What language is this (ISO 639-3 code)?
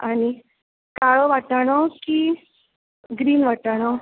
kok